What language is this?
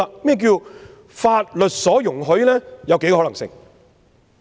Cantonese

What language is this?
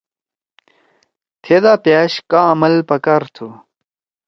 Torwali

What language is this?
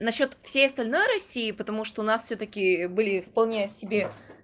Russian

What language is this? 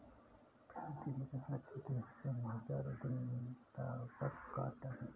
Hindi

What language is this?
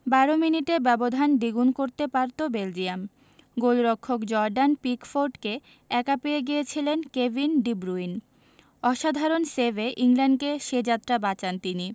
Bangla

